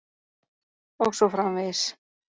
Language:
Icelandic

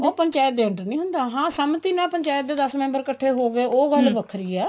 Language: Punjabi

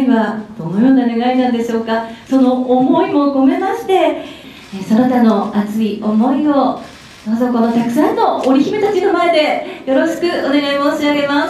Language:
Japanese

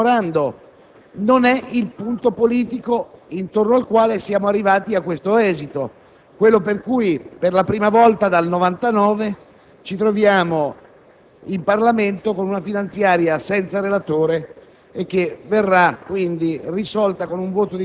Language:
Italian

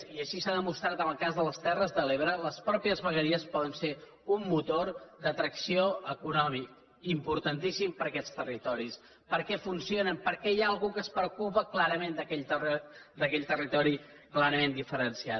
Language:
Catalan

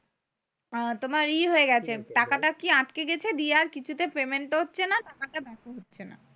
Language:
Bangla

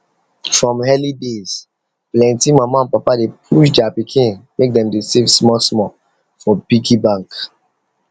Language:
Nigerian Pidgin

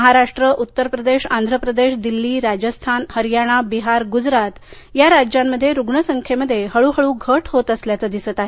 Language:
Marathi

